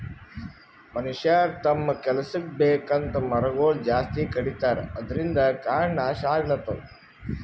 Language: Kannada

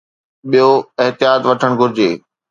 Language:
Sindhi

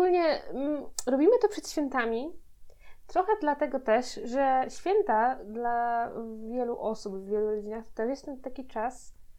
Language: Polish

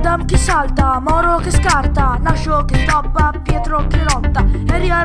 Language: Italian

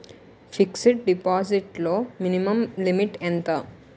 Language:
Telugu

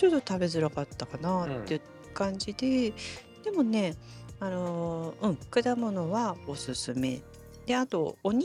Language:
Japanese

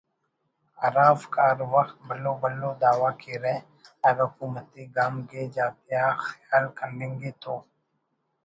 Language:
Brahui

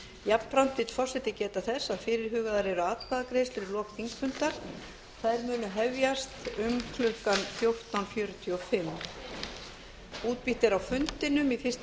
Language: Icelandic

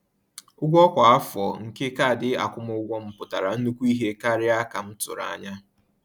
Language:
Igbo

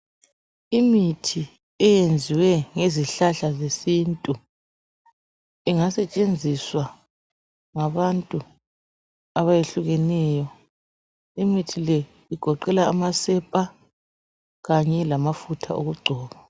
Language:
North Ndebele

